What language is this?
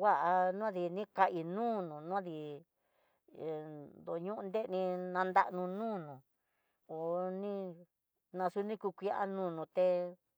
Tidaá Mixtec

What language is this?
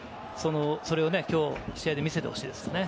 Japanese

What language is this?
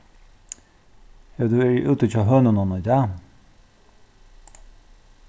Faroese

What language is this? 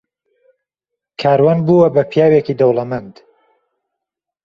Central Kurdish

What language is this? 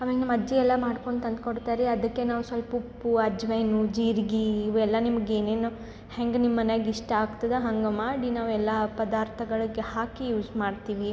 Kannada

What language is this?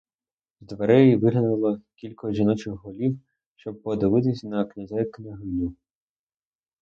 Ukrainian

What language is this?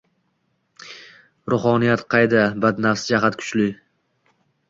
Uzbek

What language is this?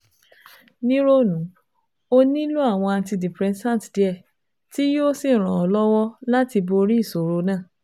Yoruba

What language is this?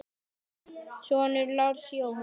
Icelandic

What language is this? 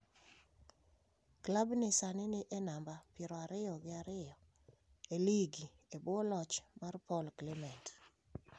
Luo (Kenya and Tanzania)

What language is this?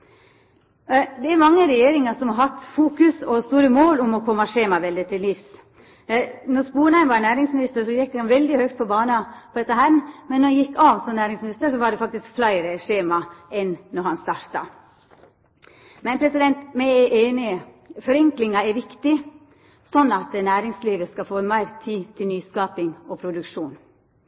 Norwegian Nynorsk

